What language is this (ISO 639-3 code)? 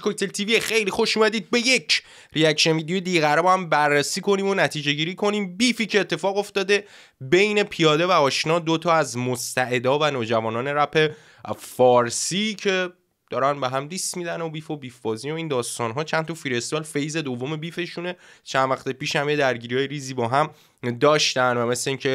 fas